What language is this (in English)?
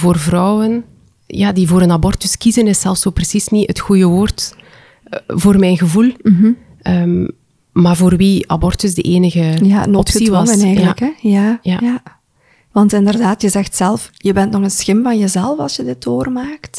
Dutch